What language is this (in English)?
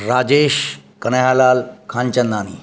Sindhi